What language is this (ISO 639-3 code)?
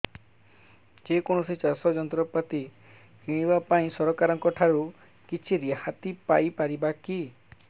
ori